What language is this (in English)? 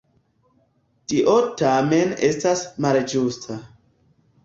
Esperanto